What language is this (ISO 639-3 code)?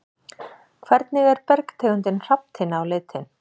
isl